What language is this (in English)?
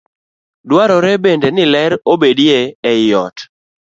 Luo (Kenya and Tanzania)